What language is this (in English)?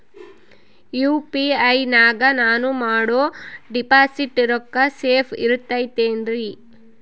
Kannada